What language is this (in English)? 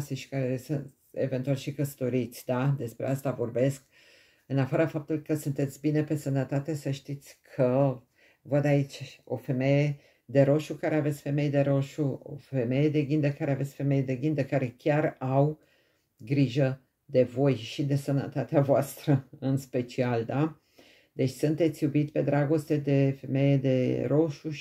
Romanian